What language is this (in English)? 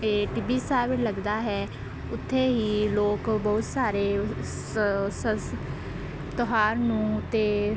Punjabi